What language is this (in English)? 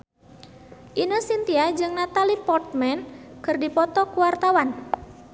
Sundanese